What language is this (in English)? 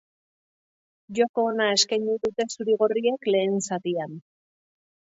Basque